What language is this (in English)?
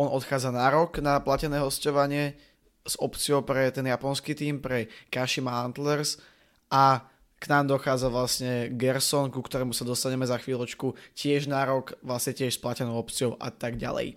Slovak